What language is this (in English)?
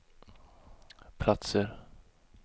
Swedish